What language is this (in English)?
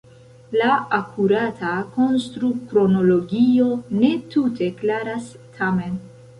Esperanto